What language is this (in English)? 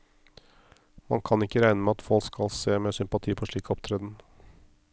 Norwegian